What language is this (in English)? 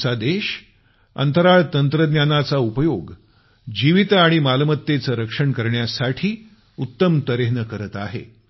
Marathi